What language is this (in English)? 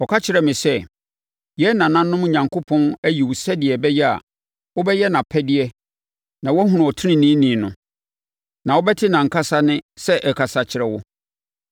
Akan